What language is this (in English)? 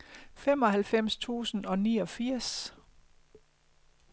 Danish